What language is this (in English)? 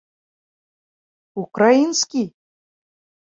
Bashkir